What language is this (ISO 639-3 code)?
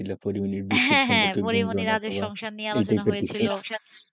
ben